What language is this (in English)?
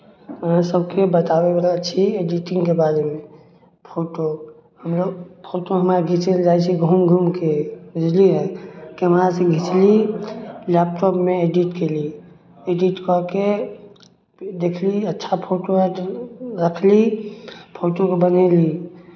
Maithili